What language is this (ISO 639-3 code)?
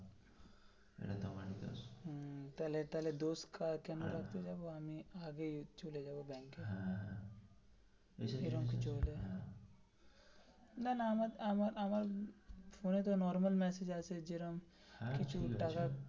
ben